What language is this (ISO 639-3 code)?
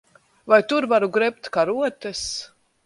lav